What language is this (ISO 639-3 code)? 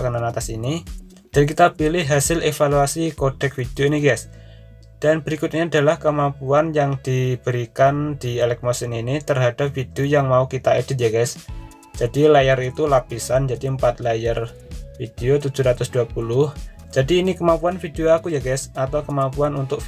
ind